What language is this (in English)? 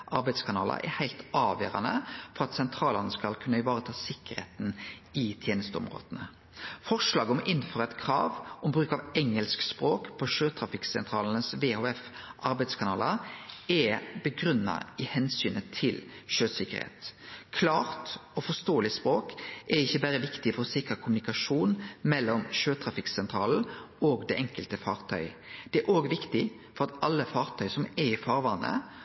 Norwegian Nynorsk